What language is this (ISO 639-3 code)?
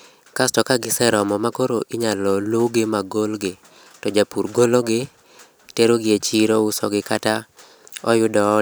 luo